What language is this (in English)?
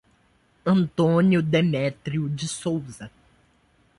Portuguese